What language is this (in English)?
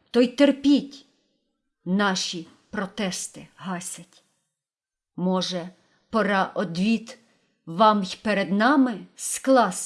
Ukrainian